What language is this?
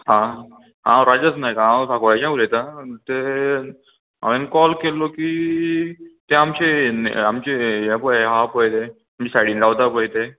Konkani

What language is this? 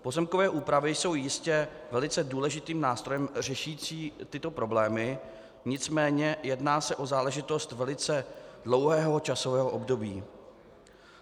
Czech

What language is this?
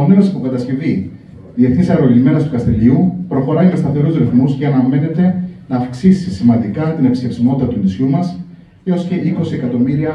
Greek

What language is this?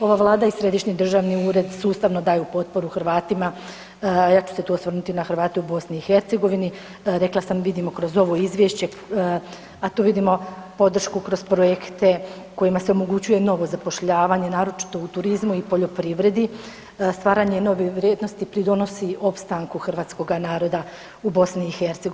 Croatian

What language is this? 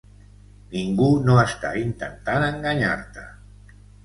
Catalan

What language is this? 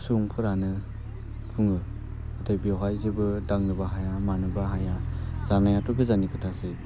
Bodo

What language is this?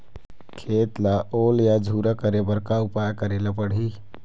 Chhattisgarhi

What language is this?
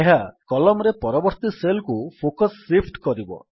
Odia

